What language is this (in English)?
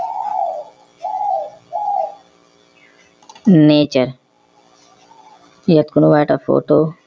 Assamese